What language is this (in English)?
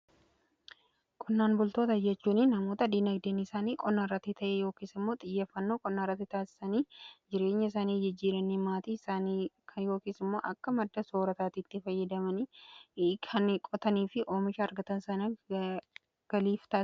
Oromo